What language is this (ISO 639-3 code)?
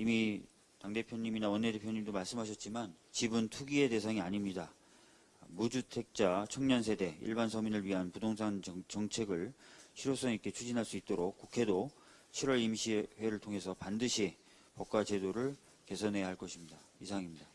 kor